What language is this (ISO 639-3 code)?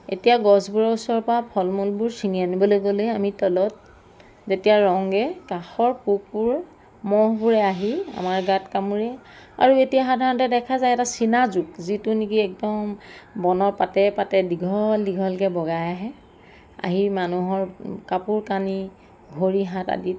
asm